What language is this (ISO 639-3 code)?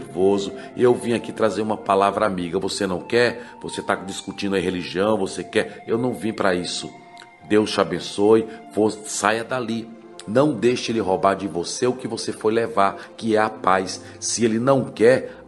por